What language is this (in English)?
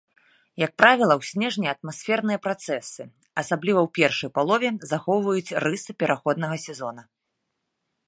Belarusian